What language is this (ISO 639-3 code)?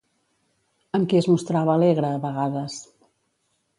cat